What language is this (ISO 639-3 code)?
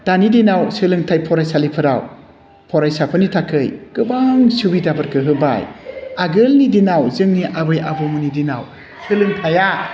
brx